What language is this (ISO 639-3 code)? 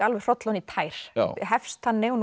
isl